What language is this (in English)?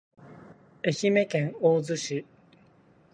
Japanese